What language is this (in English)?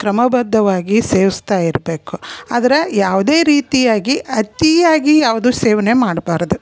Kannada